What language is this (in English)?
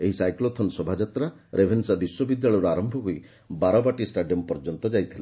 Odia